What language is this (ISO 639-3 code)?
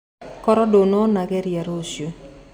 kik